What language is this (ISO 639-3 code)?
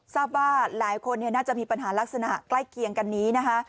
tha